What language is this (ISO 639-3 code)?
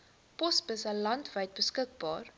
afr